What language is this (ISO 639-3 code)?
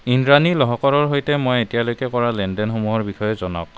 asm